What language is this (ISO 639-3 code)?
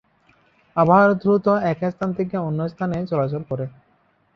ben